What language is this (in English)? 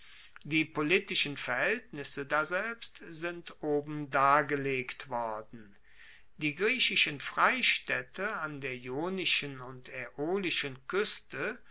German